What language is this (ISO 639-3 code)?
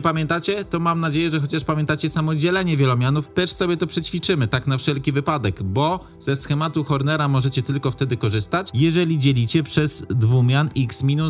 pol